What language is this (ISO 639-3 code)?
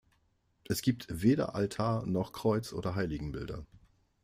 deu